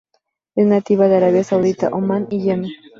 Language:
Spanish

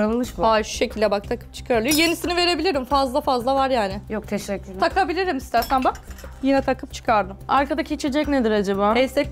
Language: Turkish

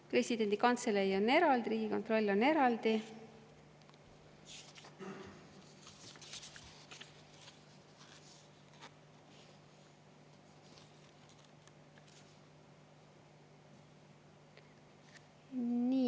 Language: Estonian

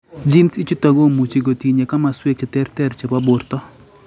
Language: Kalenjin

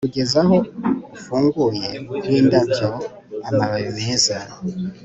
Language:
Kinyarwanda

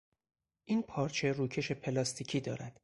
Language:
Persian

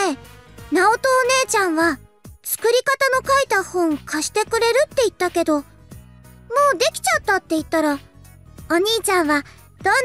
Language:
Italian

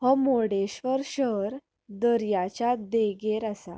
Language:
Konkani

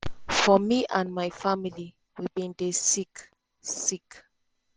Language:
Nigerian Pidgin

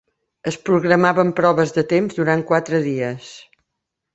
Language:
Catalan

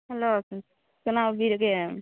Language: Manipuri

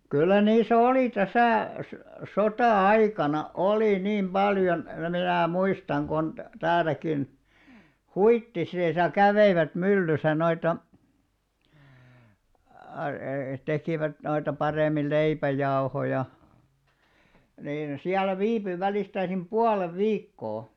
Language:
Finnish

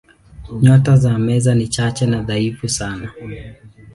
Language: Swahili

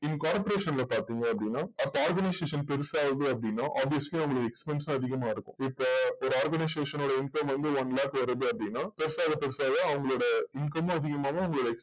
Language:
Tamil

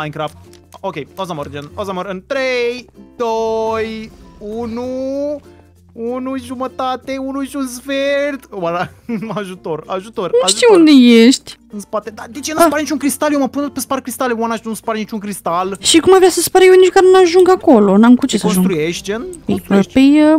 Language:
Romanian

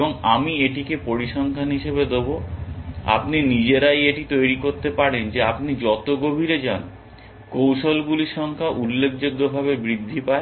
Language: Bangla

